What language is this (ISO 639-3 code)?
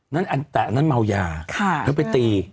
tha